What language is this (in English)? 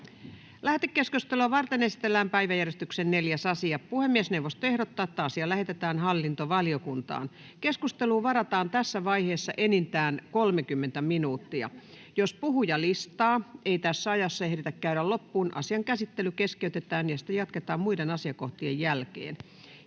Finnish